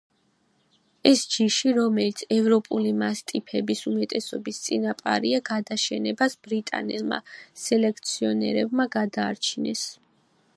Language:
Georgian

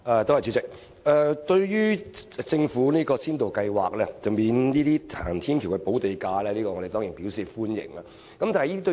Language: Cantonese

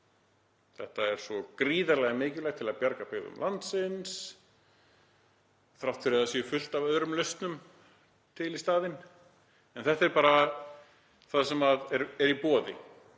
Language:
Icelandic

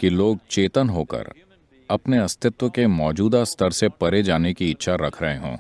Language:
Hindi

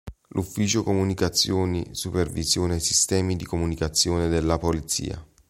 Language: Italian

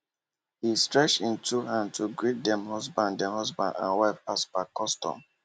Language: Nigerian Pidgin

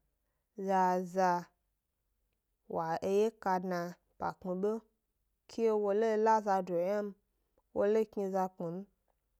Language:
Gbari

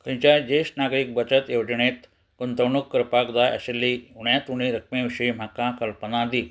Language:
Konkani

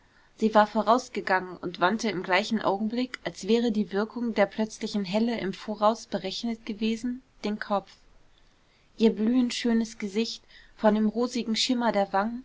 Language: German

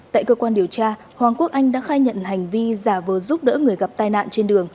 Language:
Vietnamese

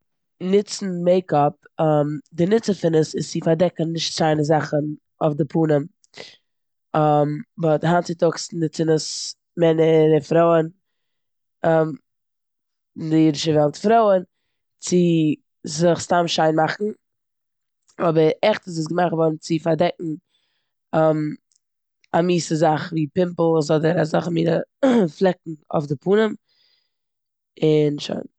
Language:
Yiddish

